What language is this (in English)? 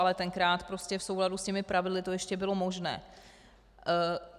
Czech